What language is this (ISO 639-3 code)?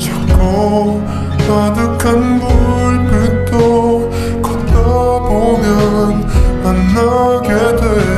kor